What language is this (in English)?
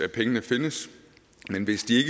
Danish